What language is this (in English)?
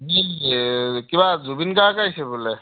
Assamese